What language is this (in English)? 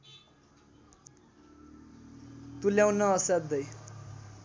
Nepali